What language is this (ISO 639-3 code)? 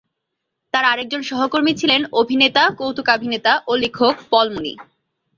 ben